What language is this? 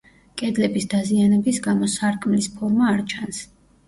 Georgian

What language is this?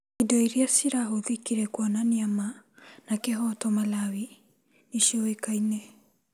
Kikuyu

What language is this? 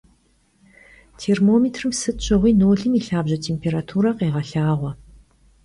Kabardian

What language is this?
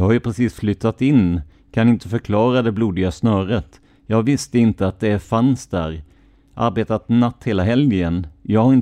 Swedish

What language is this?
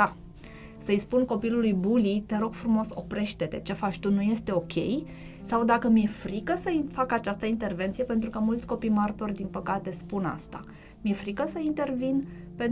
Romanian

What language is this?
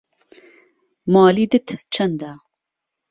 Central Kurdish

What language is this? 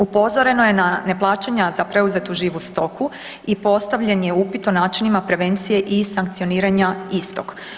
Croatian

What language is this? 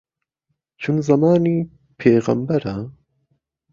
Central Kurdish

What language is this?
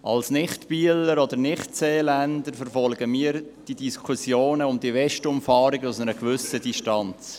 Swiss German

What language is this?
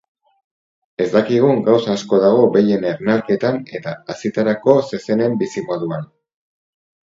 Basque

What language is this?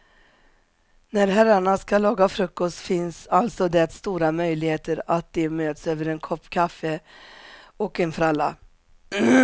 Swedish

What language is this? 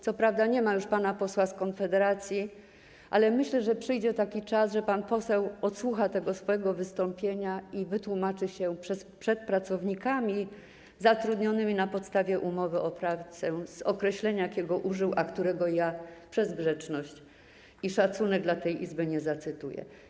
Polish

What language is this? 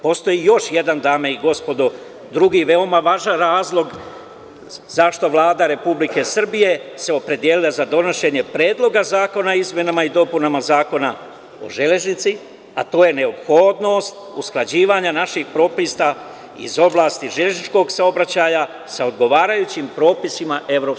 Serbian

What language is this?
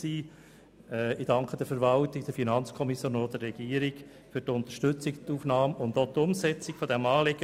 Swiss German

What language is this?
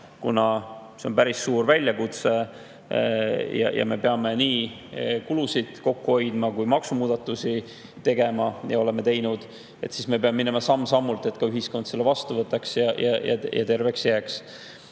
Estonian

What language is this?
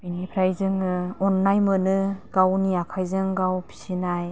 Bodo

